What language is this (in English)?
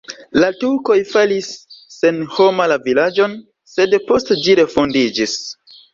Esperanto